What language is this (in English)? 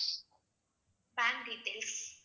Tamil